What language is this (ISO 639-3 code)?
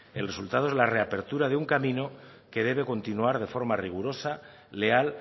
spa